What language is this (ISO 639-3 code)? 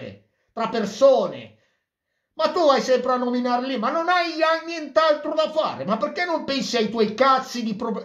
ita